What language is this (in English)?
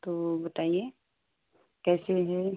Hindi